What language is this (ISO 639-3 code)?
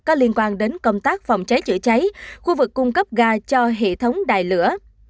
vie